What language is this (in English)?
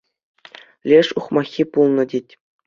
Chuvash